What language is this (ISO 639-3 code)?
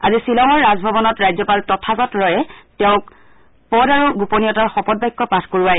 asm